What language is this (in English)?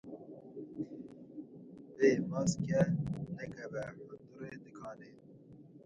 Kurdish